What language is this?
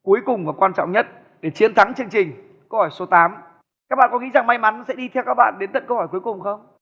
Vietnamese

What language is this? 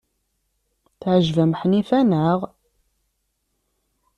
Kabyle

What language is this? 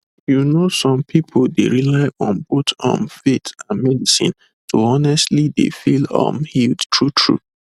Nigerian Pidgin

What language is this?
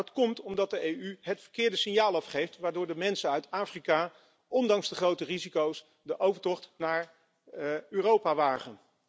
Dutch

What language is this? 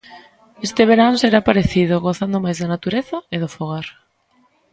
Galician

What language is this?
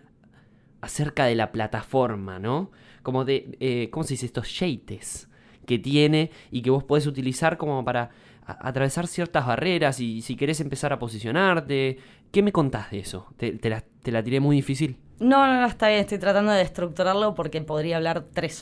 Spanish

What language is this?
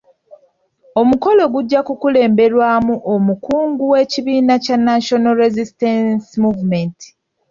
Ganda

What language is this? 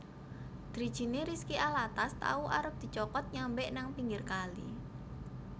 Javanese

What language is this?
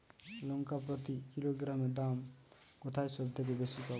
Bangla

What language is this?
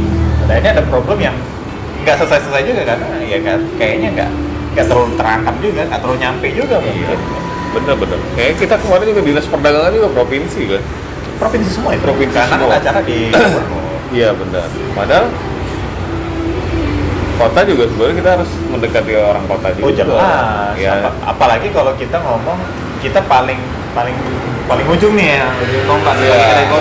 Indonesian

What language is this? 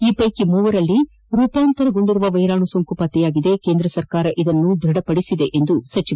Kannada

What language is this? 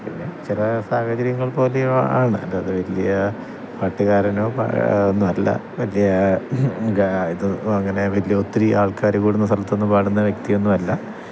Malayalam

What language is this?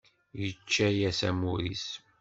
Kabyle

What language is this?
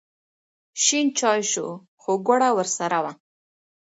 Pashto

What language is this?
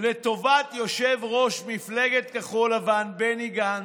Hebrew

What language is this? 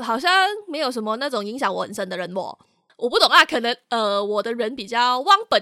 Chinese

